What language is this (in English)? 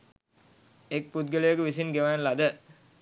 Sinhala